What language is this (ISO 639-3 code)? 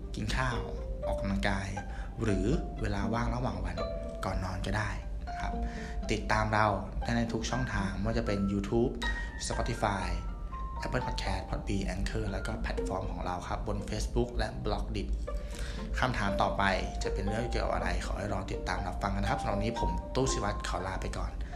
tha